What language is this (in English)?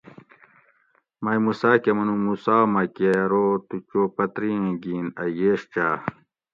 Gawri